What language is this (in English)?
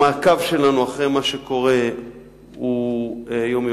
Hebrew